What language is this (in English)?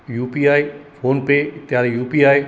Sanskrit